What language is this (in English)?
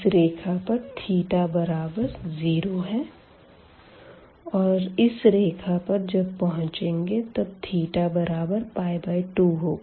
Hindi